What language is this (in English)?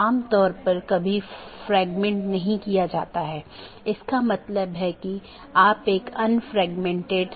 Hindi